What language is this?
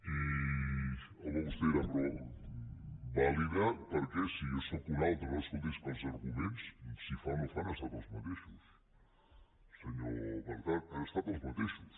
Catalan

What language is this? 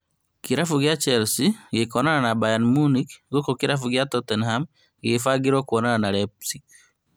Kikuyu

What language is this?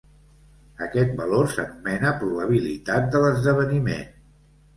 Catalan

